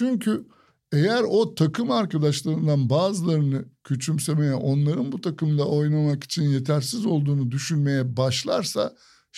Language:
Turkish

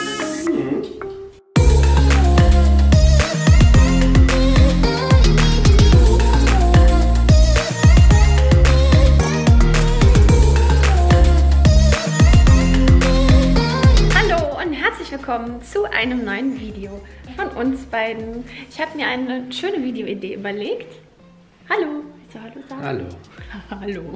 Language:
German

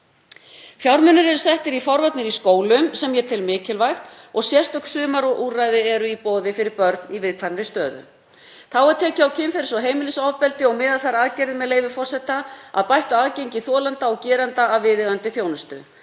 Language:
Icelandic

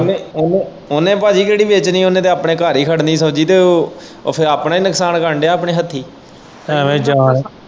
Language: Punjabi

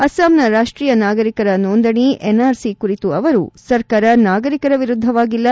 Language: Kannada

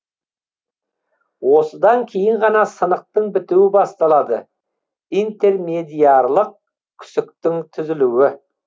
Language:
Kazakh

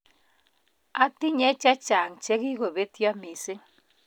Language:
Kalenjin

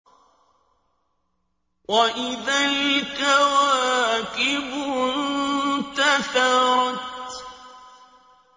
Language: Arabic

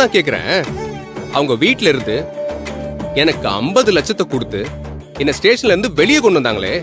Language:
Turkish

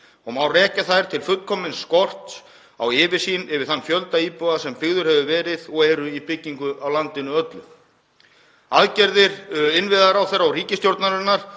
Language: Icelandic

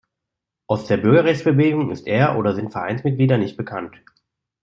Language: German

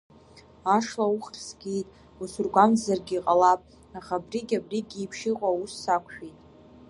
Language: Abkhazian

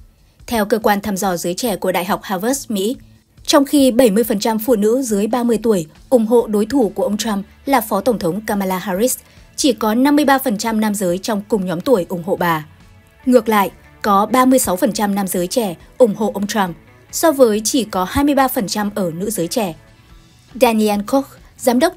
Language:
Vietnamese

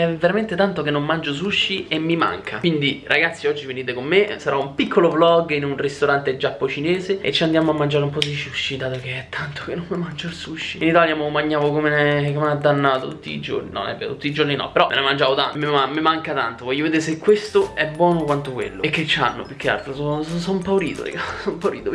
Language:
Italian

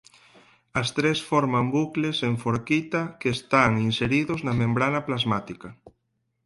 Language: Galician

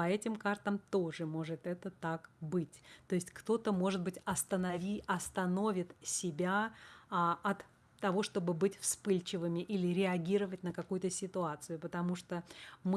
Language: Russian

